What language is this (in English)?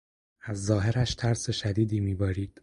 Persian